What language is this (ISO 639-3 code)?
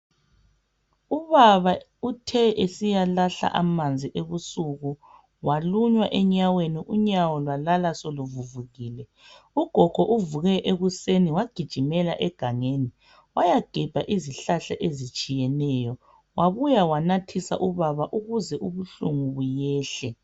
nde